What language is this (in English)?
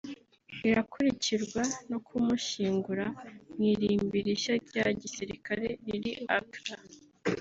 Kinyarwanda